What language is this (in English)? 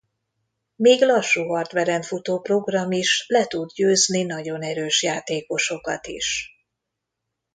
Hungarian